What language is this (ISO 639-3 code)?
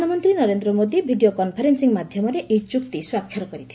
ori